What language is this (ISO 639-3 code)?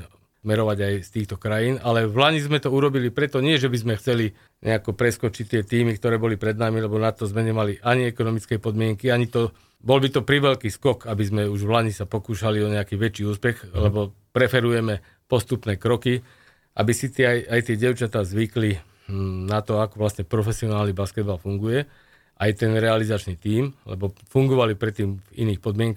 slk